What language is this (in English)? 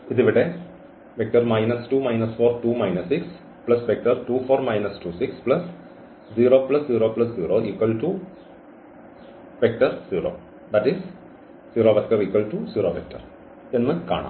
Malayalam